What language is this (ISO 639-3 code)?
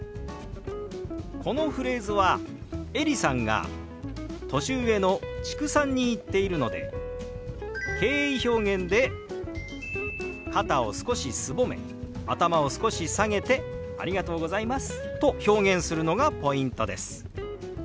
jpn